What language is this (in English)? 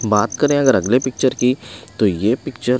Hindi